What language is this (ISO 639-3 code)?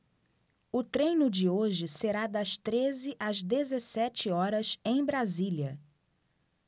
por